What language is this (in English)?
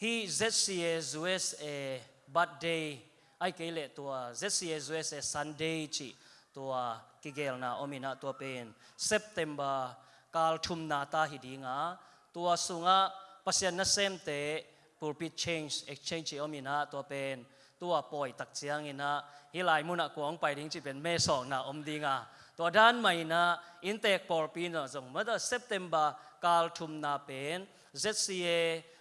Indonesian